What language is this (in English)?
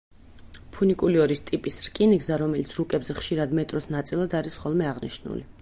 Georgian